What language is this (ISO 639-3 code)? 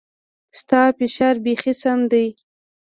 pus